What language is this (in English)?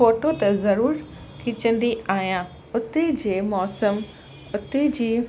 Sindhi